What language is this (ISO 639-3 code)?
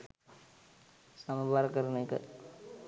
sin